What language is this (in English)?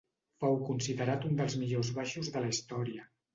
Catalan